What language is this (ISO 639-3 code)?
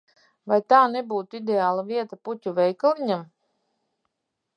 lav